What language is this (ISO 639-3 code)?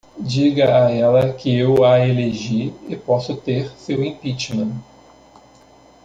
por